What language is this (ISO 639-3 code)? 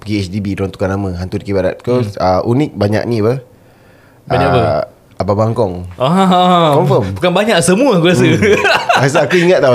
msa